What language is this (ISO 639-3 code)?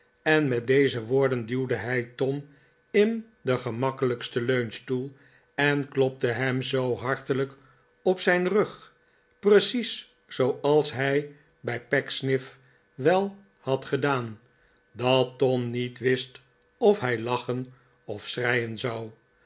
nld